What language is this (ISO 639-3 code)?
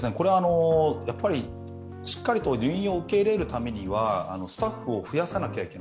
jpn